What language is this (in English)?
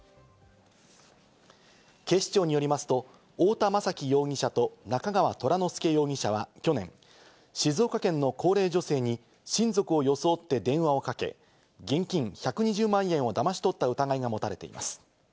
Japanese